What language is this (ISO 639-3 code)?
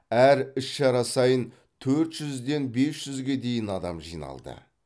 kaz